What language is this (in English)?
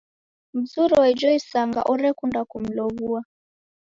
Taita